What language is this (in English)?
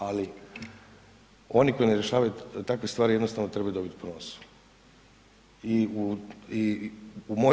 Croatian